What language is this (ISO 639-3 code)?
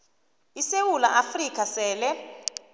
nbl